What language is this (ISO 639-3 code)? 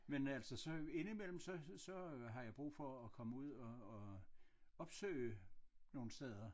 dan